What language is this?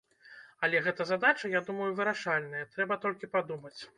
Belarusian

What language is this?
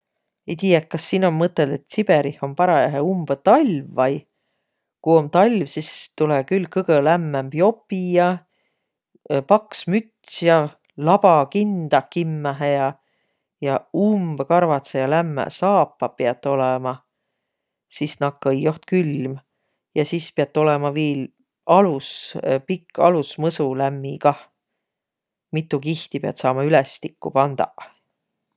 Võro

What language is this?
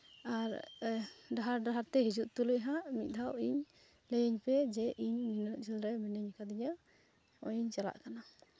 Santali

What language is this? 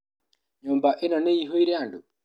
Kikuyu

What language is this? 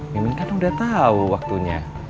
Indonesian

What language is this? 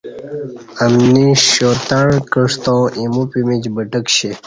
Kati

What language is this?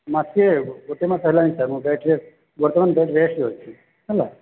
Odia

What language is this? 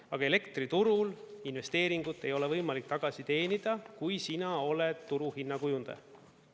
Estonian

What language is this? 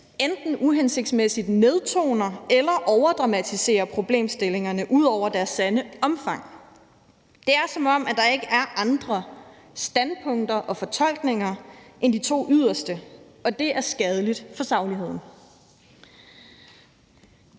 Danish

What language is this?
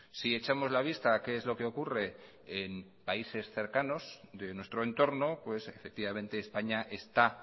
Spanish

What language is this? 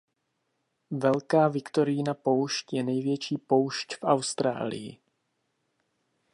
Czech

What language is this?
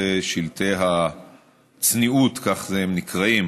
Hebrew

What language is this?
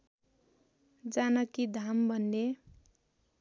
Nepali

